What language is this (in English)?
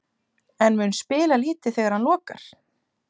Icelandic